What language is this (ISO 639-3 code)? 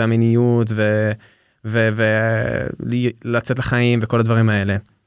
heb